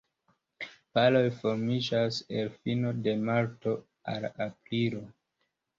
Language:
Esperanto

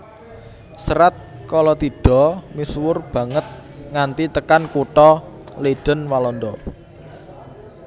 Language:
Javanese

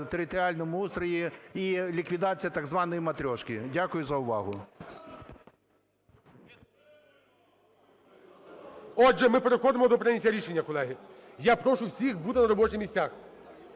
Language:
Ukrainian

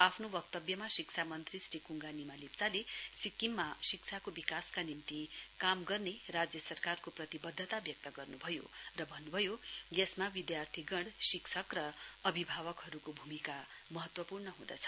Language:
Nepali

